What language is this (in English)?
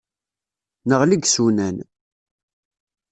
Kabyle